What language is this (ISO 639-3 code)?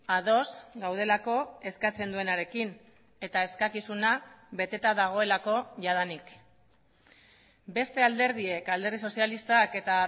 eus